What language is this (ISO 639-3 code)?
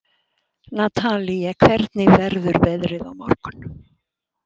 isl